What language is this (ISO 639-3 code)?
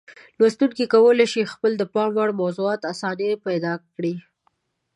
pus